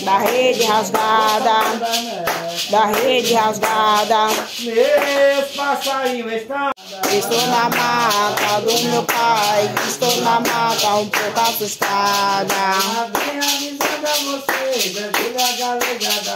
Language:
Portuguese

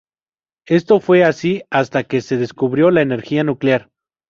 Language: Spanish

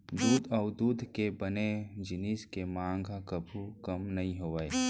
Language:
Chhattisgarhi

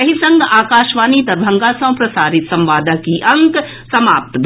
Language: Maithili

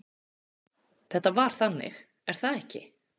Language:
Icelandic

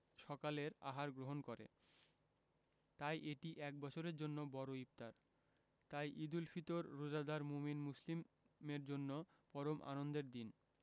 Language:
Bangla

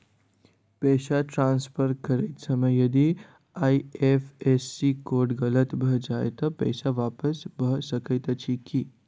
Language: Maithili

